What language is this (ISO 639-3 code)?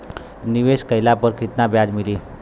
bho